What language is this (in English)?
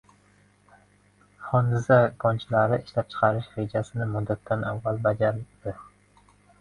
Uzbek